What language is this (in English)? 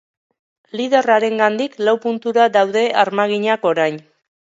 Basque